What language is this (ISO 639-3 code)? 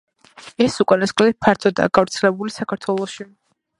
kat